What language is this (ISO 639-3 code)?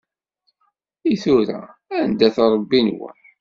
kab